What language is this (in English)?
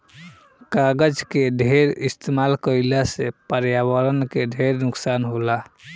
Bhojpuri